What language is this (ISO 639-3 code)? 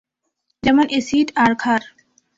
ben